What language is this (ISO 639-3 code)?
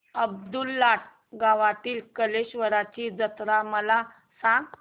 mar